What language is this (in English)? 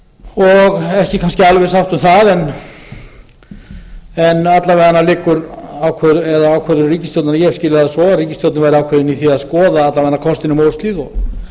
Icelandic